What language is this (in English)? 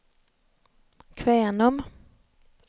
Swedish